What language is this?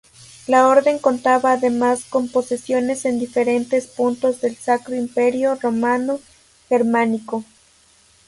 Spanish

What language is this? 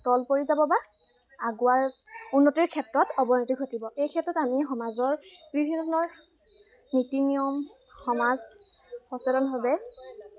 Assamese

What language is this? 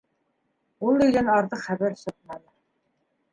Bashkir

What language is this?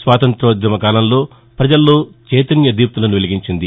Telugu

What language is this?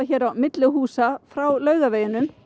Icelandic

